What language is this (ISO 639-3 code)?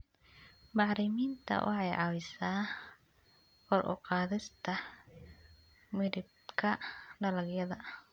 som